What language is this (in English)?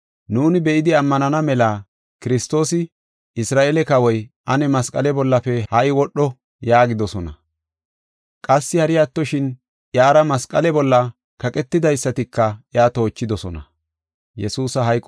Gofa